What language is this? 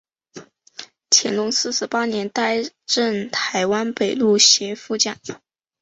Chinese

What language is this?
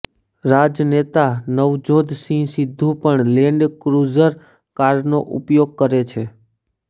Gujarati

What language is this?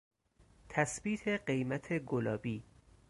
Persian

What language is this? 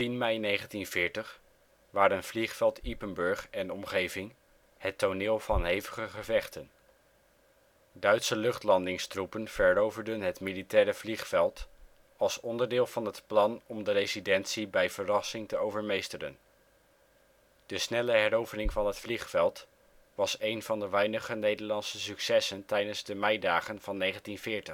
Dutch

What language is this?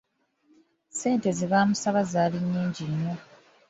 Ganda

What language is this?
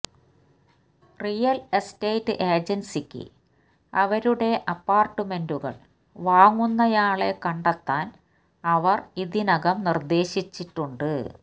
Malayalam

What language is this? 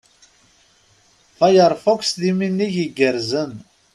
Kabyle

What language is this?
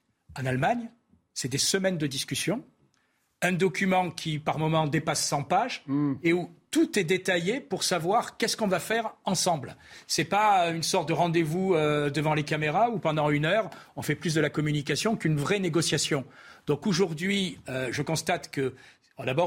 French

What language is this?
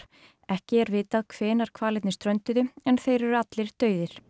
Icelandic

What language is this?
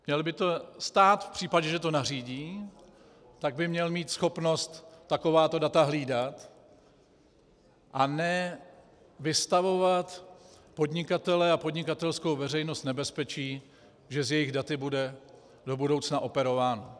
Czech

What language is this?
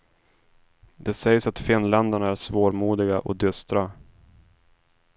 Swedish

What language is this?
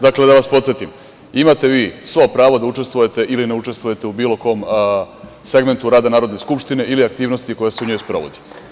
Serbian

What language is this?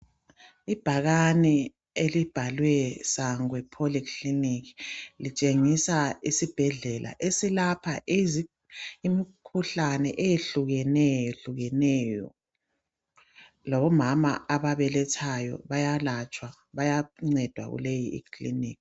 North Ndebele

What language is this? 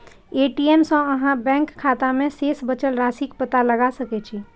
Maithili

